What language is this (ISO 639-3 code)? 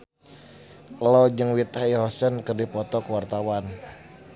sun